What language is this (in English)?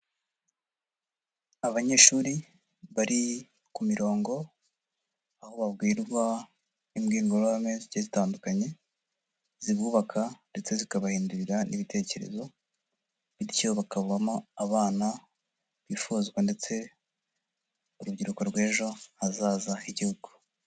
Kinyarwanda